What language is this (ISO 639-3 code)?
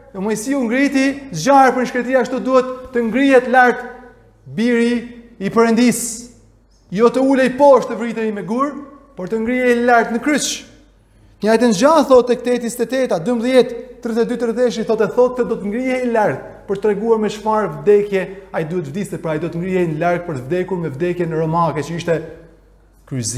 ron